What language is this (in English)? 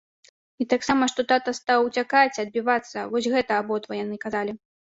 Belarusian